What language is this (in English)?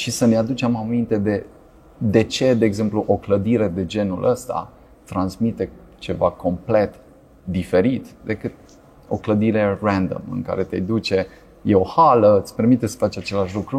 Romanian